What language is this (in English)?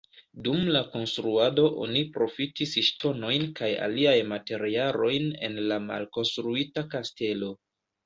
Esperanto